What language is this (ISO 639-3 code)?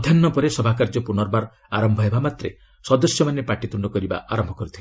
ori